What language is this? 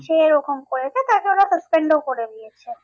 Bangla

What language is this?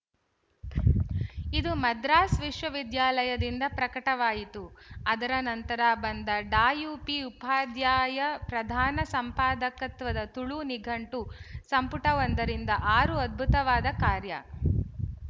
Kannada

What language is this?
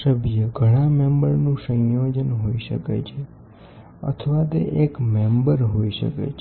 Gujarati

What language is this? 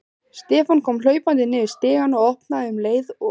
Icelandic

